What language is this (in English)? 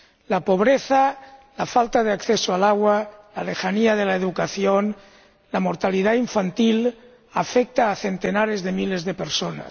Spanish